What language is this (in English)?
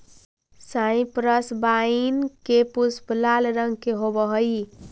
Magahi